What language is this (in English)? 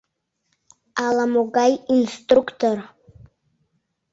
Mari